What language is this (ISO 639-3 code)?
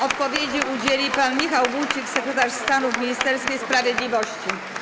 pol